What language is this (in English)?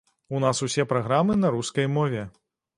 Belarusian